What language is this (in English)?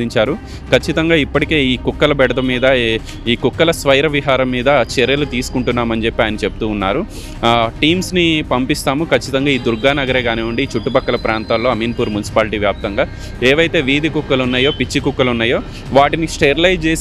Telugu